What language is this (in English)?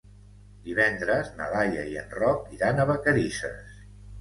Catalan